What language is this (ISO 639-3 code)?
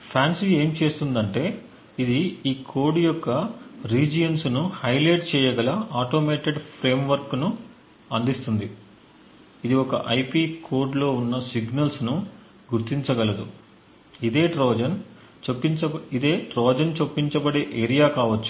tel